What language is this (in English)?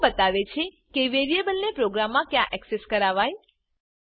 Gujarati